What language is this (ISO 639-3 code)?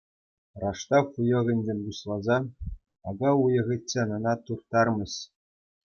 chv